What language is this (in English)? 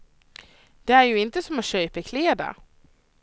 Swedish